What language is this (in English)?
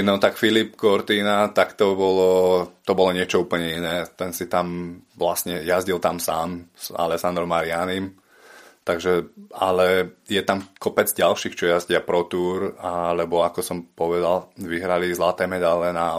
Slovak